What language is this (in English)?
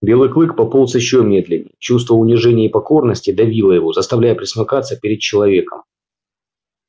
Russian